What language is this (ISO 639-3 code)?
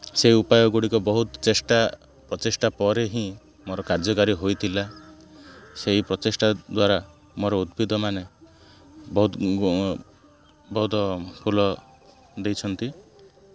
ori